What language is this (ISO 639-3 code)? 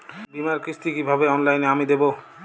ben